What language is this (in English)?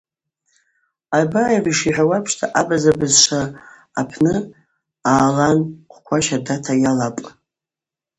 Abaza